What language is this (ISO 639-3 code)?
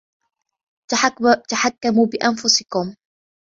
ara